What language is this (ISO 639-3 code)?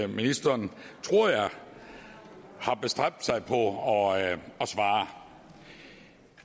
dan